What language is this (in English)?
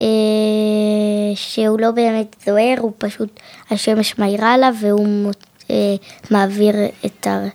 Hebrew